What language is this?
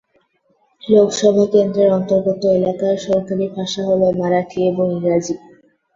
Bangla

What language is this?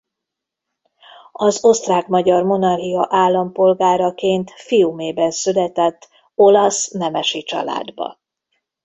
Hungarian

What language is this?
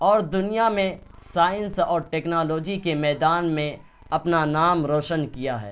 Urdu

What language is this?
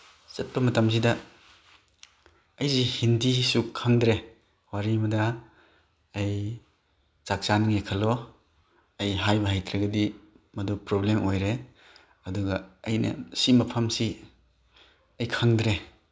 Manipuri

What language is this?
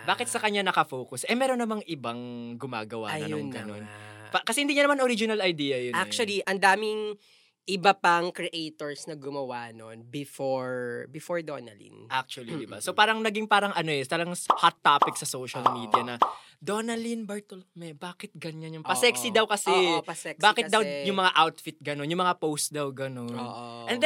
Filipino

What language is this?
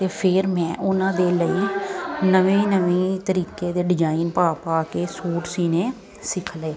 Punjabi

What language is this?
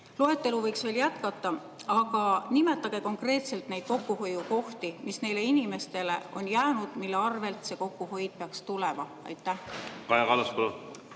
Estonian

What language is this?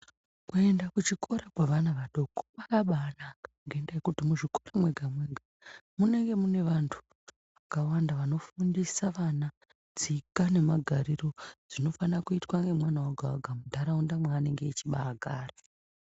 Ndau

